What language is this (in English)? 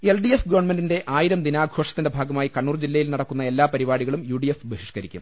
Malayalam